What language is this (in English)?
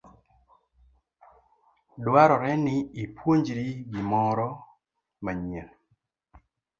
Luo (Kenya and Tanzania)